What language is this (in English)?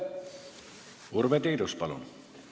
Estonian